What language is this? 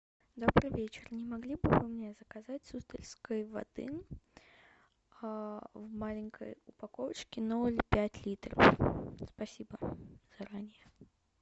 Russian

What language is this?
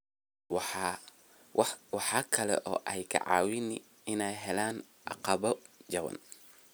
Somali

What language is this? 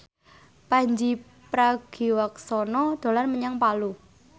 Javanese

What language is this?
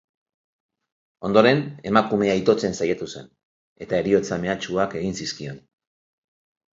Basque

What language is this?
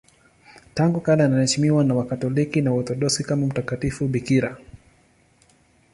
Swahili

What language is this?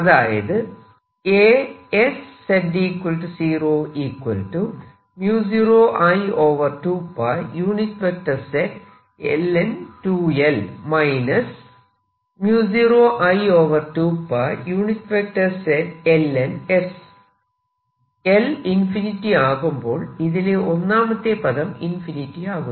Malayalam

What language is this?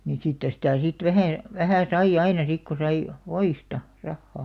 Finnish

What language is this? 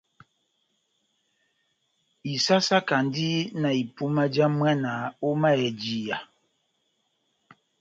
Batanga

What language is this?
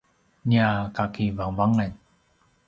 Paiwan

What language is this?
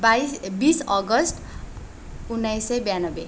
Nepali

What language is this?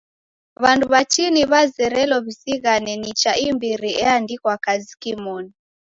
Taita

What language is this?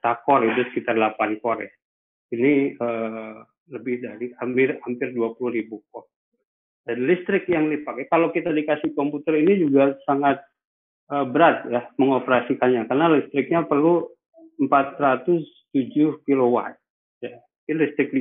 Indonesian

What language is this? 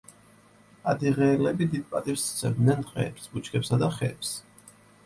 Georgian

